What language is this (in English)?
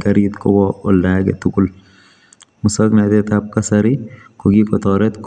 Kalenjin